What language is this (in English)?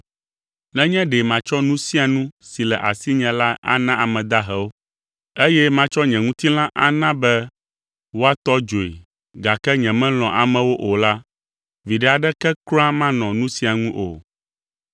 Ewe